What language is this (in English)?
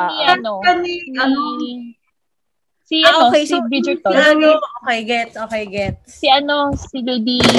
Filipino